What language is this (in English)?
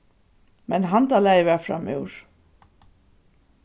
Faroese